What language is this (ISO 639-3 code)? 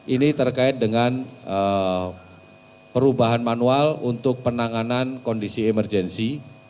ind